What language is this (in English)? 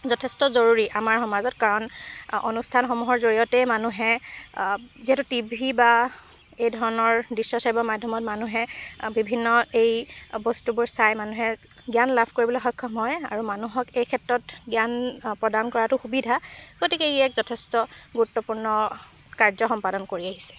Assamese